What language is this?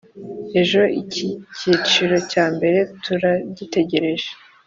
Kinyarwanda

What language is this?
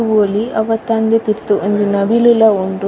Tulu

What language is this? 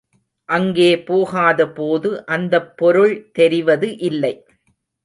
Tamil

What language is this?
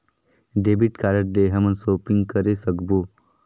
Chhattisgarhi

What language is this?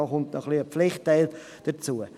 Swiss German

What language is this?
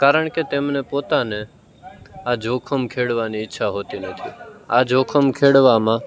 Gujarati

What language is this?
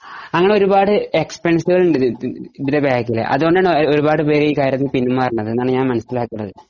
Malayalam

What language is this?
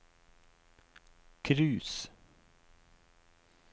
Norwegian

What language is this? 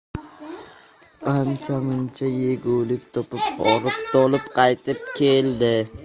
Uzbek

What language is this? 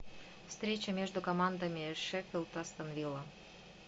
Russian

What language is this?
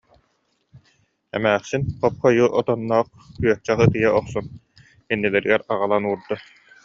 Yakut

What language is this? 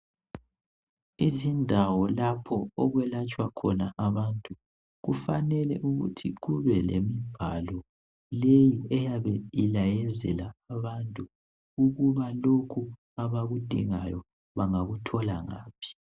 North Ndebele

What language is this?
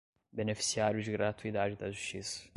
Portuguese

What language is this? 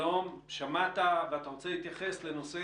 Hebrew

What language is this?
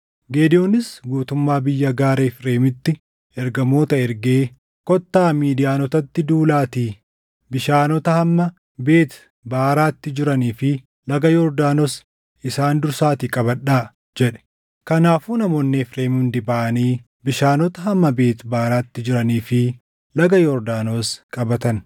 Oromo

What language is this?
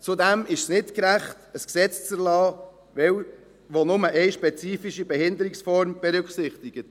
Swiss German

